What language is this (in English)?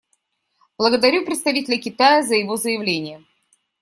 Russian